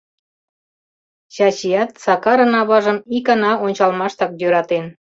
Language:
Mari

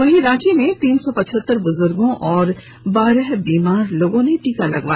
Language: Hindi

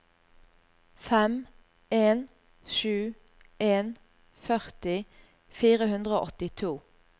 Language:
Norwegian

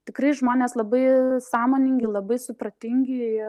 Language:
Lithuanian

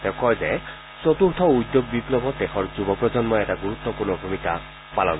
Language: Assamese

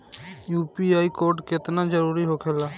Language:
Bhojpuri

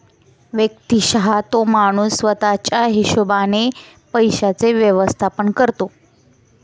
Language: Marathi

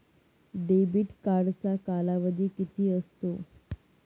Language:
Marathi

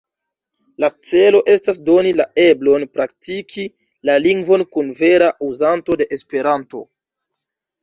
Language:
Esperanto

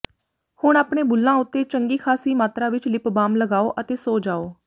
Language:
Punjabi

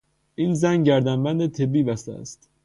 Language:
Persian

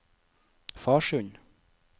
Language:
Norwegian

